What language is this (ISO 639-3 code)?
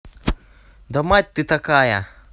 rus